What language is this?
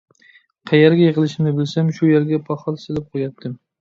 Uyghur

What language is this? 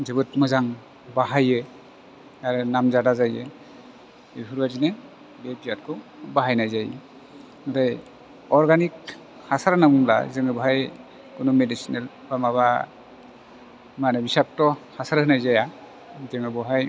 Bodo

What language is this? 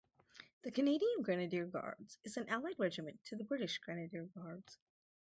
English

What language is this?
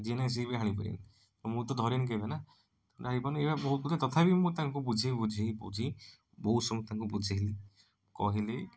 Odia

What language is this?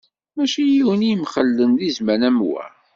Kabyle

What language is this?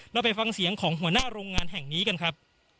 Thai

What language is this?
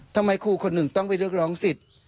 Thai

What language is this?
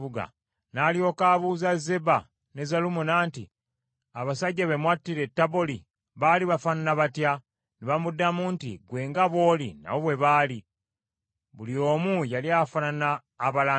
Ganda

